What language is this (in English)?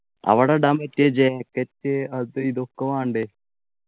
Malayalam